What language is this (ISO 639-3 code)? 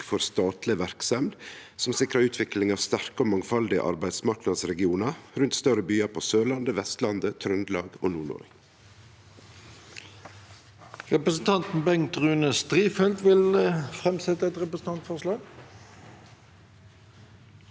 nor